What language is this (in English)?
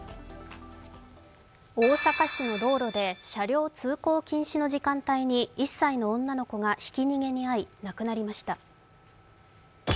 Japanese